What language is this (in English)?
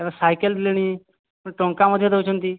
Odia